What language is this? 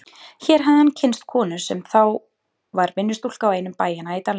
Icelandic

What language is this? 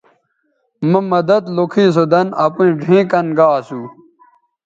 Bateri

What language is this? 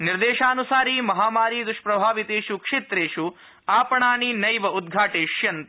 Sanskrit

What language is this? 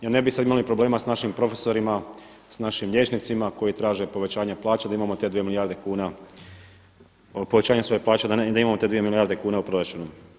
Croatian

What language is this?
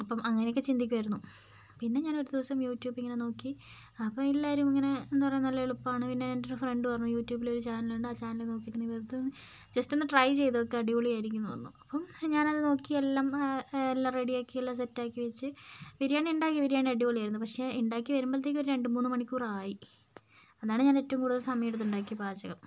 Malayalam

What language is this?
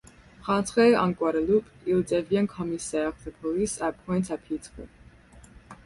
French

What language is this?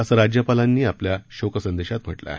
Marathi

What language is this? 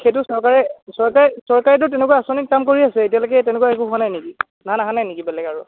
Assamese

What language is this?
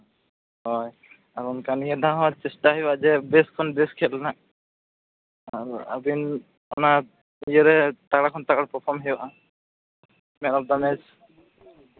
Santali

